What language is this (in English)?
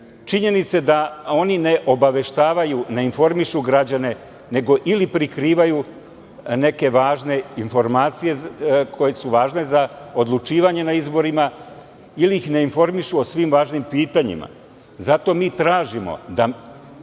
Serbian